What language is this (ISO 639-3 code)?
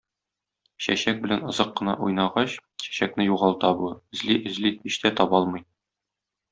tat